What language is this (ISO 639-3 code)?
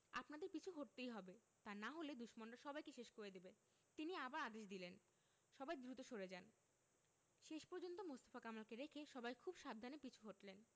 ben